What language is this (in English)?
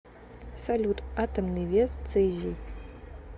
Russian